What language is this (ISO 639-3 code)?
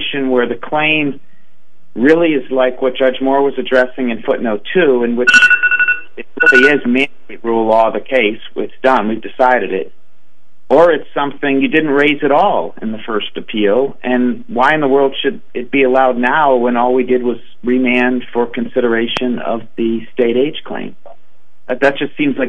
eng